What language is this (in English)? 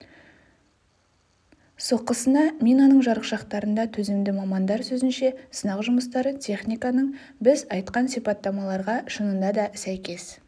Kazakh